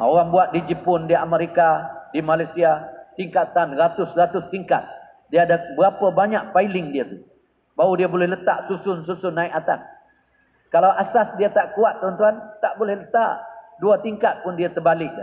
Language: Malay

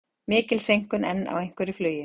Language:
Icelandic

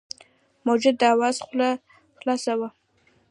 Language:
Pashto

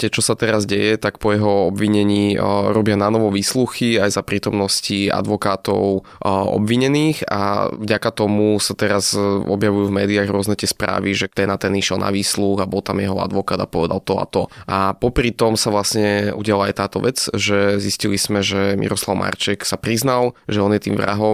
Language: Slovak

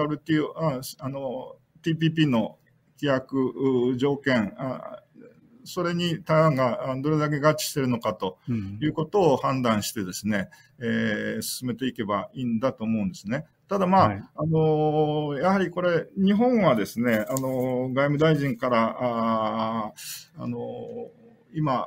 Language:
Japanese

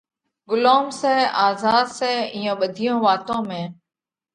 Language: Parkari Koli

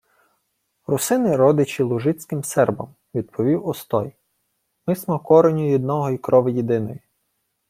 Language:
Ukrainian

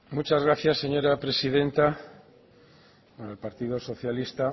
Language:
Spanish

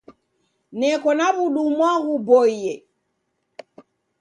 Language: Taita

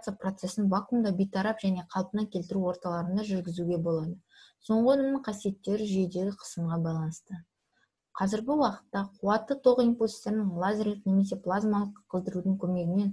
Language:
Russian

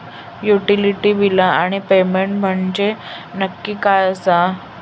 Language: Marathi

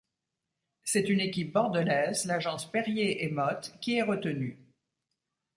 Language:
French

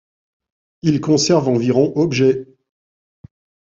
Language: French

